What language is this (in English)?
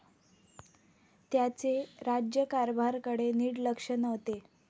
Marathi